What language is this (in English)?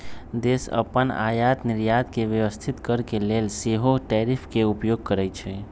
Magahi